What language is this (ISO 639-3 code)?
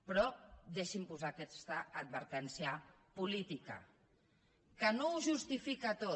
cat